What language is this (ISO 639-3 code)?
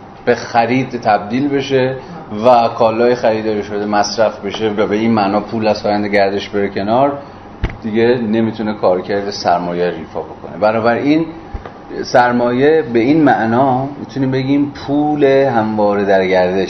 fas